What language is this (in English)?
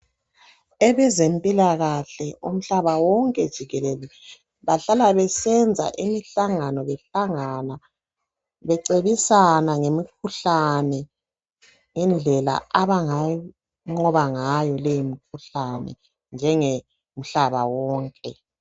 North Ndebele